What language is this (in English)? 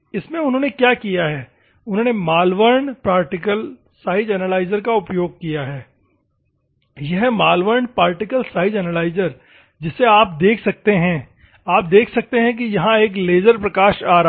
Hindi